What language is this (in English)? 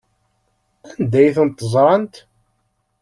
Kabyle